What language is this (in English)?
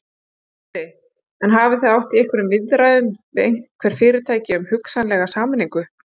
Icelandic